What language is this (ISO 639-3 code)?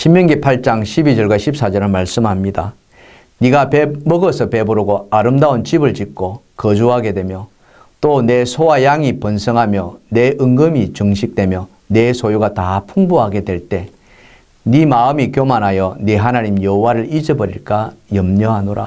kor